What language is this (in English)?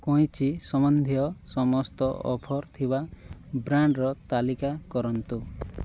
Odia